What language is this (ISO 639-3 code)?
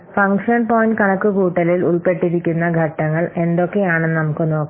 mal